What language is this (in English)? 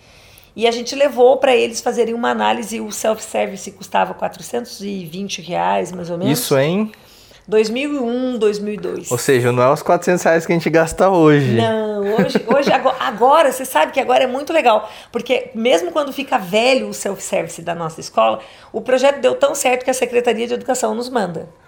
Portuguese